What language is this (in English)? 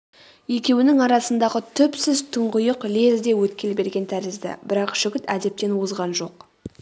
Kazakh